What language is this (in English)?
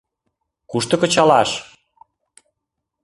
Mari